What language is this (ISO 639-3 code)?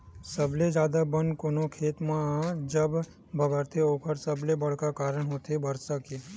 hne